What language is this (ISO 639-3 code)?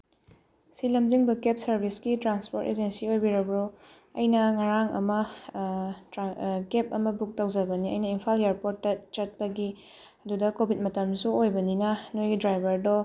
mni